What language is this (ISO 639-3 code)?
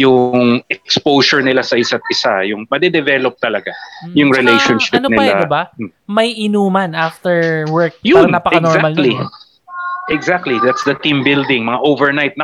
fil